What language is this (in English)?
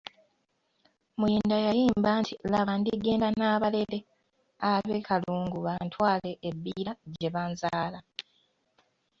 Ganda